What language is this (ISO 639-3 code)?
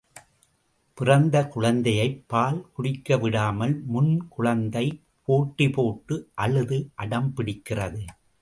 tam